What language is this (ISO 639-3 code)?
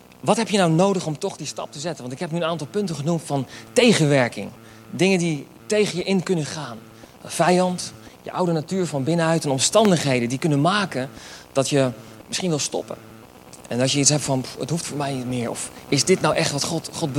nld